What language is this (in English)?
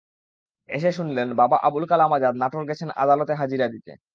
Bangla